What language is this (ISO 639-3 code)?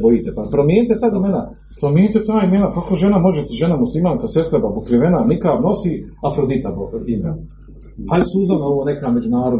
hrv